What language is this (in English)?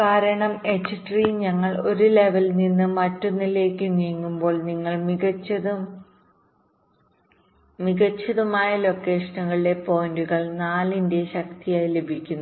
Malayalam